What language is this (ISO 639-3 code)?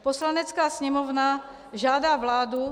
ces